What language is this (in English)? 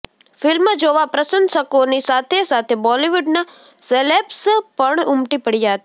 Gujarati